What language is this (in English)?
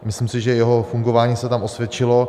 Czech